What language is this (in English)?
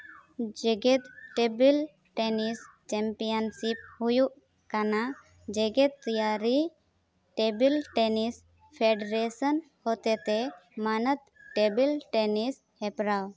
Santali